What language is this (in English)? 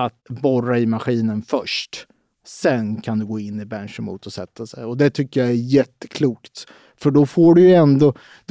Swedish